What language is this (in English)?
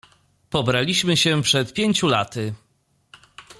Polish